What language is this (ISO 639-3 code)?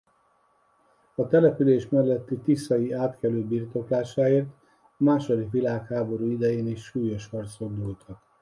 hun